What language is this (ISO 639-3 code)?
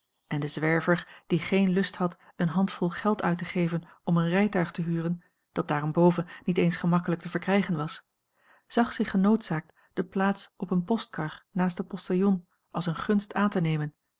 nld